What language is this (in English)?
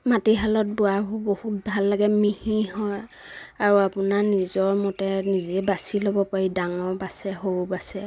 Assamese